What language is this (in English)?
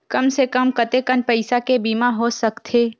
Chhattisgarhi